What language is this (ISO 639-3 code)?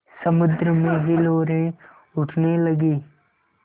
hin